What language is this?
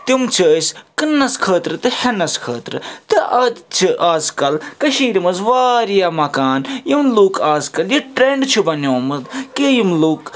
Kashmiri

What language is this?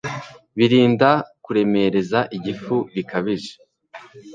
Kinyarwanda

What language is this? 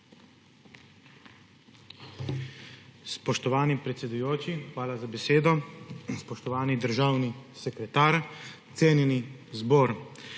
Slovenian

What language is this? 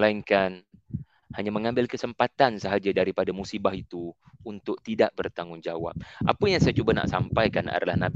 Malay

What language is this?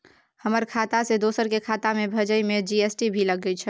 Maithili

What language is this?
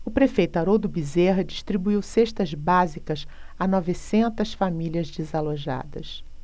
Portuguese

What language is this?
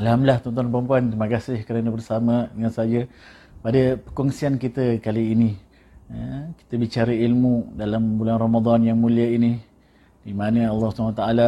Malay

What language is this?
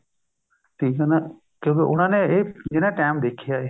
Punjabi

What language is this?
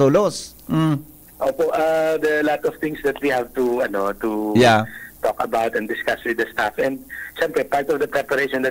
Filipino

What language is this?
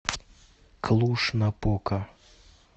Russian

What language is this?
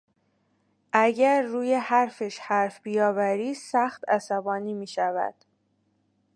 Persian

